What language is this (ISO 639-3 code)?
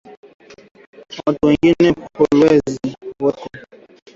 swa